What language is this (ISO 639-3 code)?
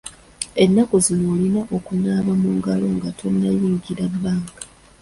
lug